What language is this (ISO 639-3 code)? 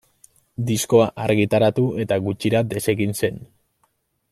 eus